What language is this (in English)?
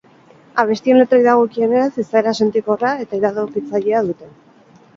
Basque